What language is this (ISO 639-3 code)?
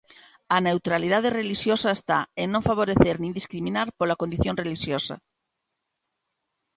glg